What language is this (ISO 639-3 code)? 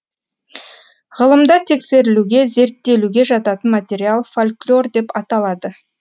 kaz